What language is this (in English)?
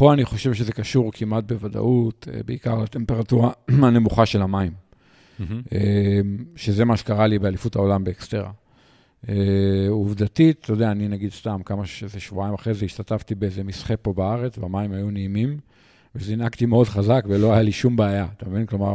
Hebrew